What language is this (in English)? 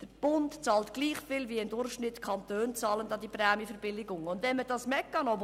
Swiss German